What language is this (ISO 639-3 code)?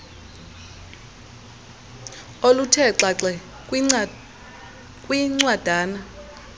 xho